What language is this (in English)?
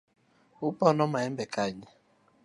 Luo (Kenya and Tanzania)